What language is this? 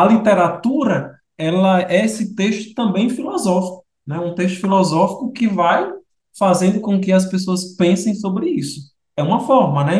Portuguese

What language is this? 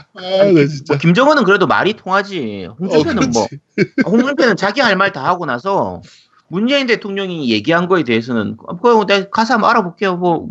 Korean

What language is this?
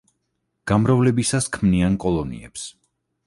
Georgian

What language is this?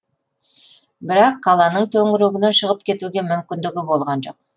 Kazakh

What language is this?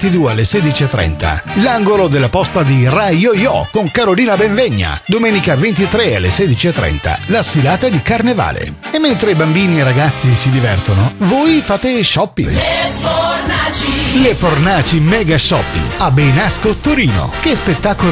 Italian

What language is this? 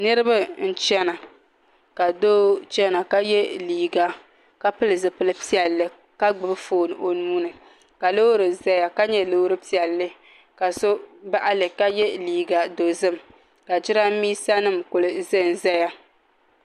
Dagbani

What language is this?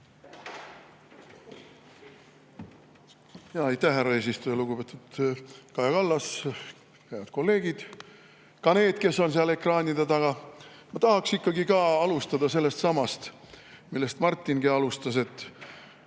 Estonian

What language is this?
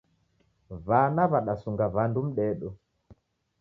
Taita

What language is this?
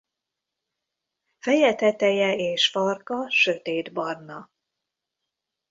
Hungarian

